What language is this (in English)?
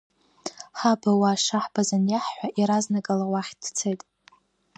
Abkhazian